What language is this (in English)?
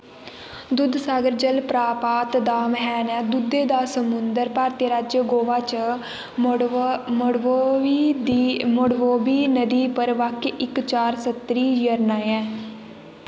Dogri